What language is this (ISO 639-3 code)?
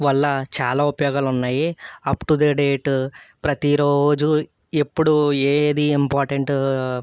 tel